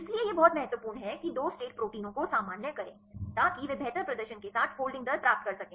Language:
Hindi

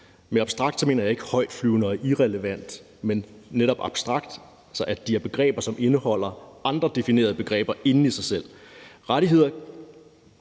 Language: Danish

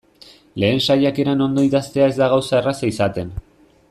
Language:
Basque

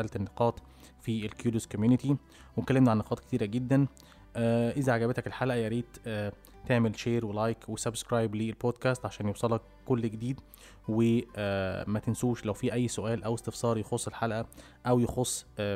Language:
Arabic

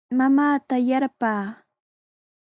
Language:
Sihuas Ancash Quechua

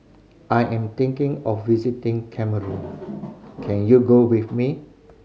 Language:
English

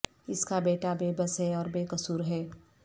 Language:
Urdu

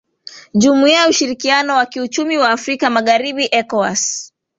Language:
Swahili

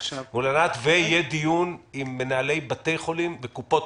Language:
Hebrew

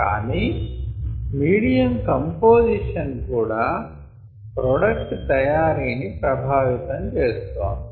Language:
Telugu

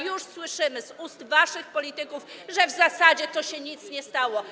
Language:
Polish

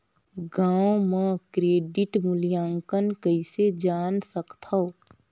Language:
Chhattisgarhi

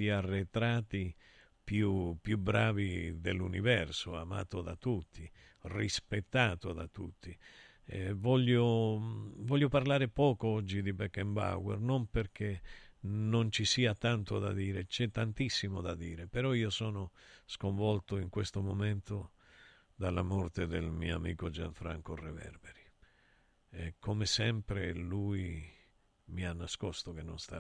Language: Italian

